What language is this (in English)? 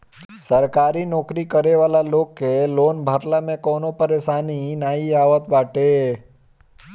Bhojpuri